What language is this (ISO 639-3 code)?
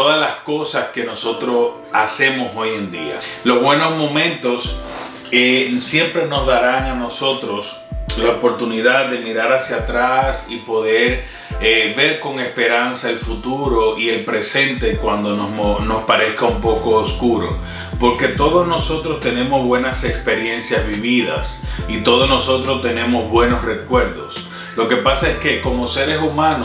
spa